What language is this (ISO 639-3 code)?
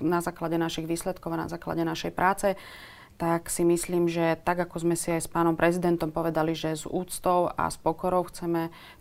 slk